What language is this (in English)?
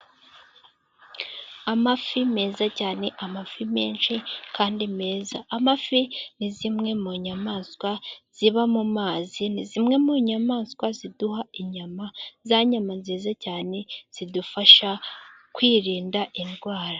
Kinyarwanda